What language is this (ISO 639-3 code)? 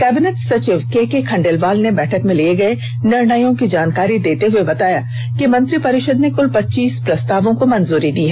hin